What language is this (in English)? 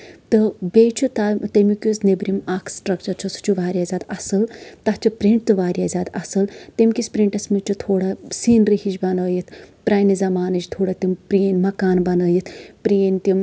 Kashmiri